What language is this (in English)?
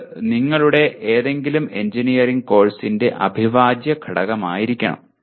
Malayalam